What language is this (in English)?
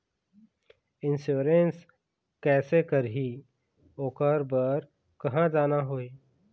Chhattisgarhi